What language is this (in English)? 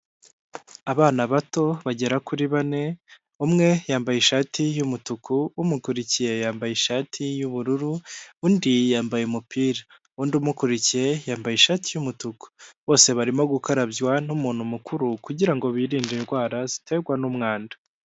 Kinyarwanda